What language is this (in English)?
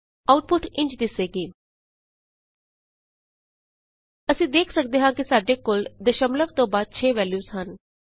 Punjabi